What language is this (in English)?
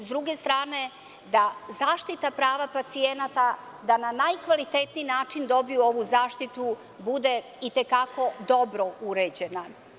Serbian